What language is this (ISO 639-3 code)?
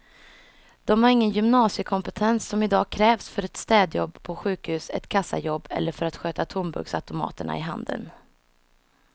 swe